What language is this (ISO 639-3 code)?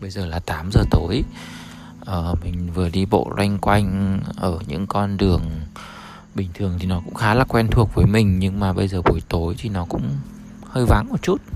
vie